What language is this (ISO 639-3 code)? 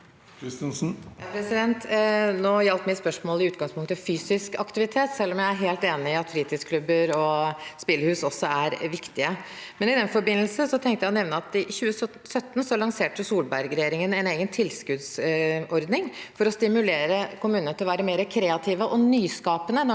nor